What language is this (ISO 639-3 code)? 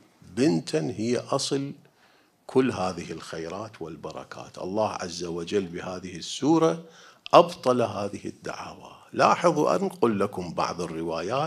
ara